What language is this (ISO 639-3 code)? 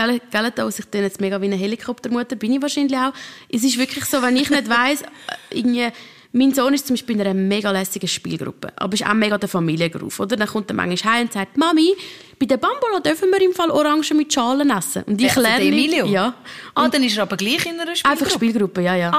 deu